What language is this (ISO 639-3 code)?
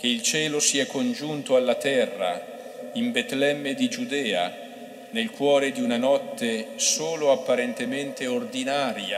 ita